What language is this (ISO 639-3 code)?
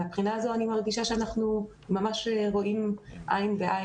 heb